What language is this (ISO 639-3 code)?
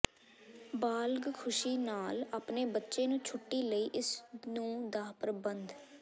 pan